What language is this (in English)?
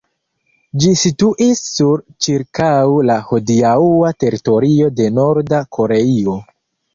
Esperanto